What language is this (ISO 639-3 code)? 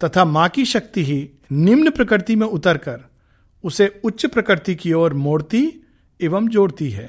hin